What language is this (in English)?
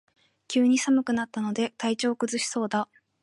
Japanese